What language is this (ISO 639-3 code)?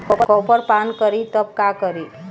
bho